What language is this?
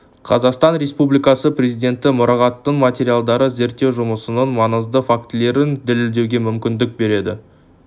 Kazakh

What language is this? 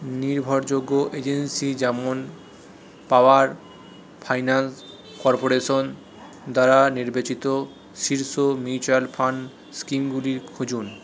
Bangla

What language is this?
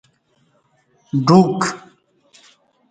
Kati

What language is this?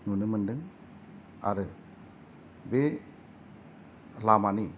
Bodo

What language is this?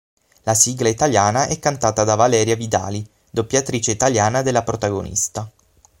Italian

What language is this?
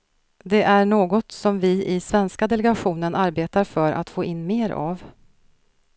Swedish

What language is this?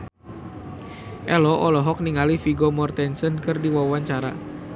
Sundanese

